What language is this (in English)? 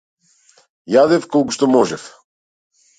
Macedonian